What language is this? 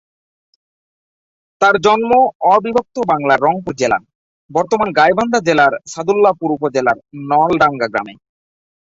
Bangla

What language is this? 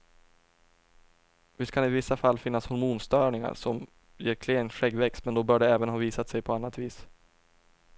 Swedish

